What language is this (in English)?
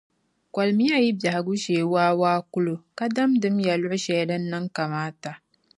Dagbani